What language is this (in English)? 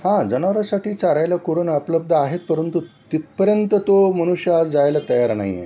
Marathi